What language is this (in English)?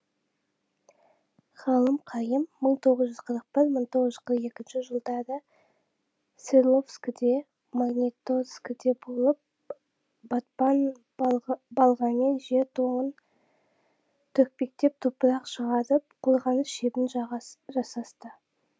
Kazakh